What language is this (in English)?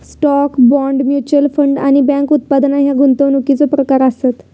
Marathi